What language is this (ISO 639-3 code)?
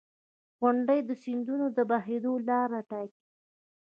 pus